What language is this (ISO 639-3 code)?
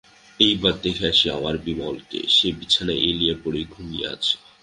ben